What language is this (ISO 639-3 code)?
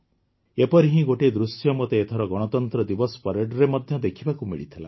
ori